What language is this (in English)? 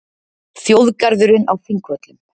Icelandic